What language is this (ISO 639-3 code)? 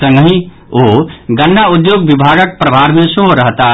mai